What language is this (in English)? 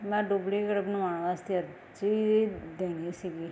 Punjabi